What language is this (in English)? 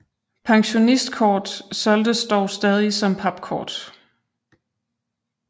Danish